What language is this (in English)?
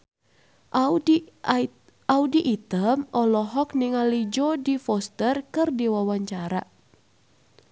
Sundanese